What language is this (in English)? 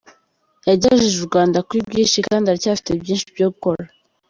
Kinyarwanda